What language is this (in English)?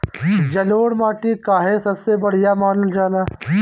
Bhojpuri